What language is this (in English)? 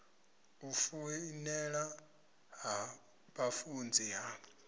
Venda